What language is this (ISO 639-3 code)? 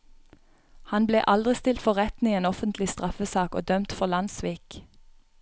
nor